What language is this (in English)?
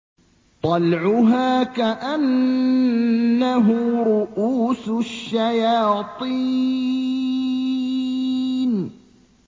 Arabic